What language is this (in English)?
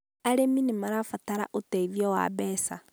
Kikuyu